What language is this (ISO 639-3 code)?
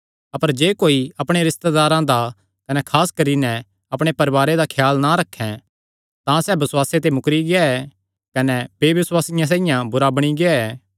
xnr